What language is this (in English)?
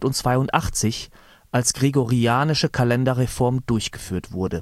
German